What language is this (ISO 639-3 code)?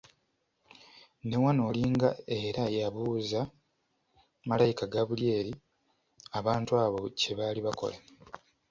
lug